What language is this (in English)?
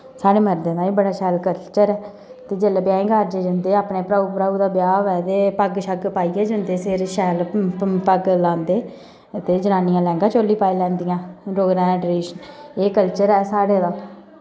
Dogri